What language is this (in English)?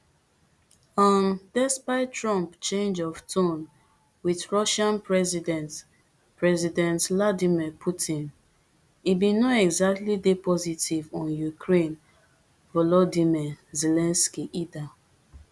Nigerian Pidgin